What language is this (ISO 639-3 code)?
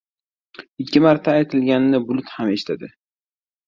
uzb